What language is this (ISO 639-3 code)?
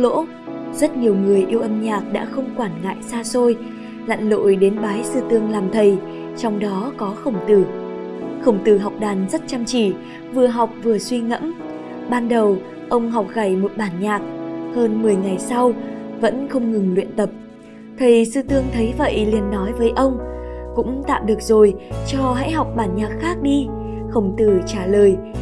vie